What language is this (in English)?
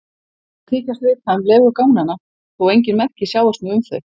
Icelandic